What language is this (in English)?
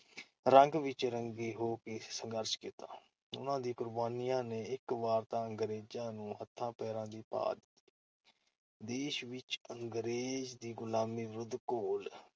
Punjabi